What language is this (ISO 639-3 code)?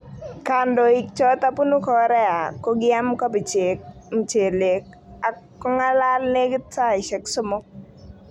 kln